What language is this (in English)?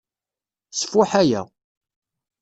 Kabyle